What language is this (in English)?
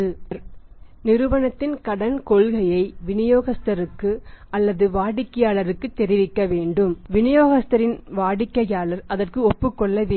Tamil